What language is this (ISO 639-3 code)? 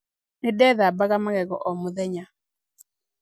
kik